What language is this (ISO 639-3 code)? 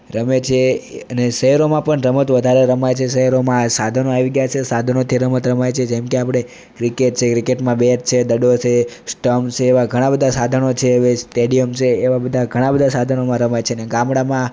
guj